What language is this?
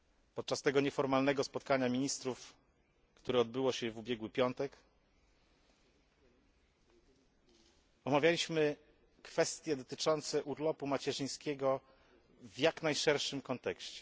Polish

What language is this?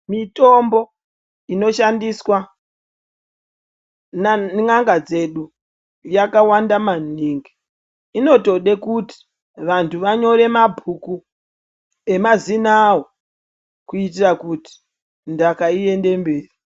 Ndau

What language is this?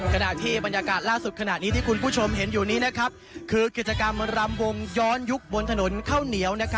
Thai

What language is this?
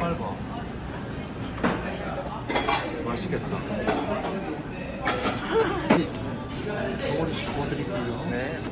Korean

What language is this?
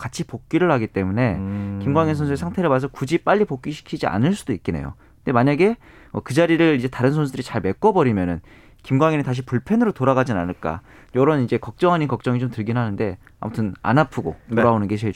Korean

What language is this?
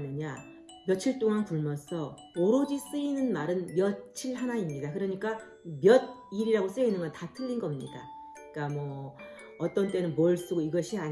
Korean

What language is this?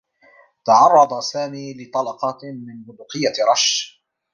Arabic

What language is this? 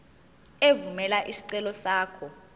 Zulu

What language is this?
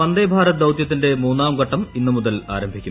Malayalam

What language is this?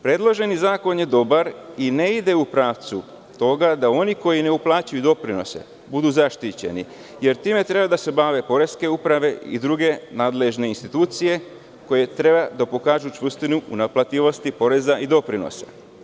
Serbian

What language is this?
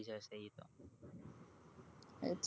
Gujarati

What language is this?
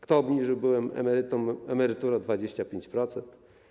Polish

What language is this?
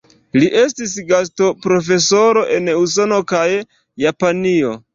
Esperanto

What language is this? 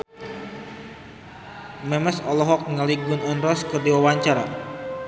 Sundanese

